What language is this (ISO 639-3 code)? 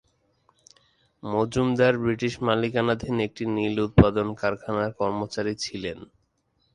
ben